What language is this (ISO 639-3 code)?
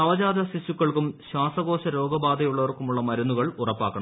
mal